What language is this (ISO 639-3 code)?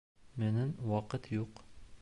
bak